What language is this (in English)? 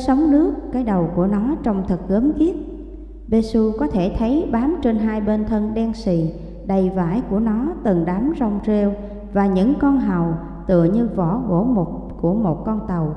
Vietnamese